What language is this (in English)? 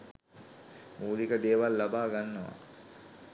Sinhala